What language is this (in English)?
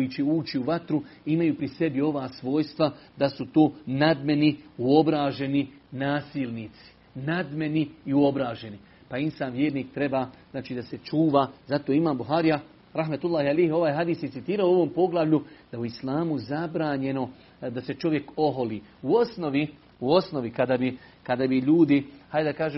Croatian